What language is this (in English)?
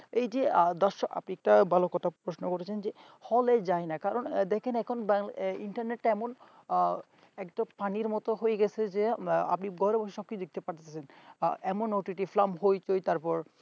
Bangla